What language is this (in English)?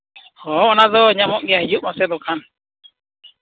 Santali